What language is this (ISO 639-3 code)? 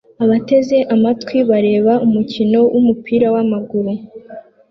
kin